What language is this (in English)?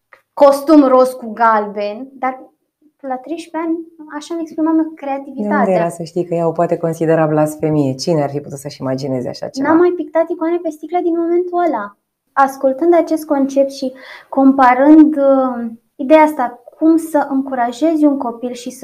Romanian